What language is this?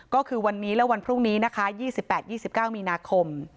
Thai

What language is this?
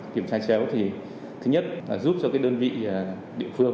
Vietnamese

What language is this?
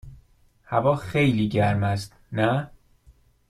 Persian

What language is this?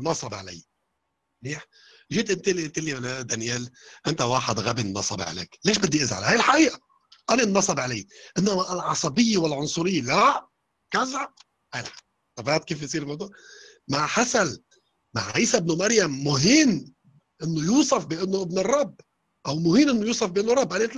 Arabic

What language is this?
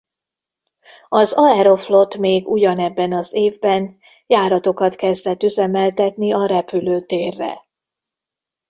Hungarian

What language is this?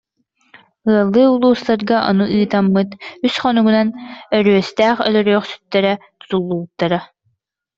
Yakut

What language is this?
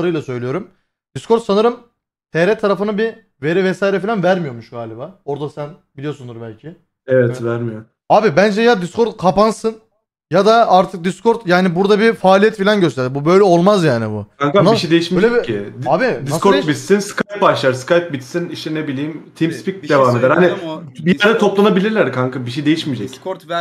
Turkish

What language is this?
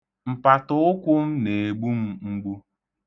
Igbo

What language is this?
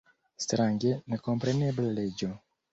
Esperanto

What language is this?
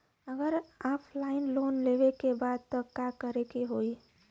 Bhojpuri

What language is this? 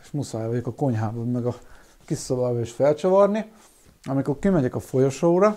Hungarian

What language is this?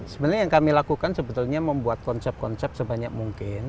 Indonesian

